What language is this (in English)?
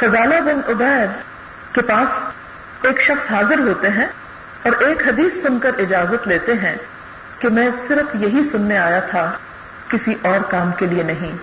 Urdu